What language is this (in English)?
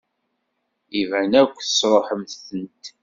Kabyle